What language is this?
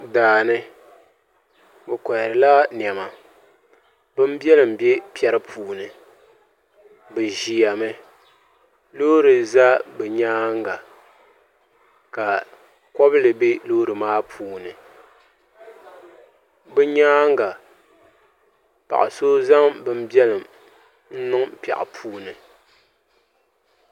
Dagbani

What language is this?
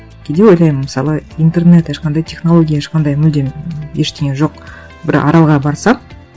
Kazakh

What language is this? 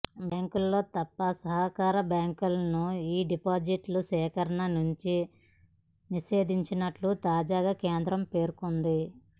Telugu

